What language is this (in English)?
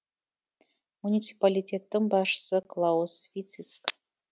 Kazakh